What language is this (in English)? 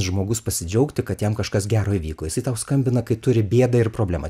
Lithuanian